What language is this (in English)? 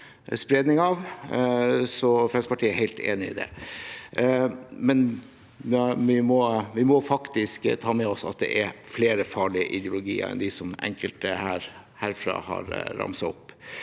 Norwegian